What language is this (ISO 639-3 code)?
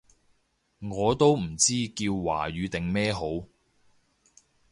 yue